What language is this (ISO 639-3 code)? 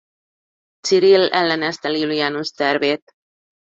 hun